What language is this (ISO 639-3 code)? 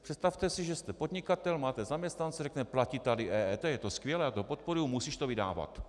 ces